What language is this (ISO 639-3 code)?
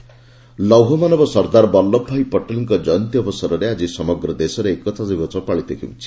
ori